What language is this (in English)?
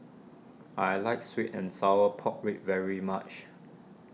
English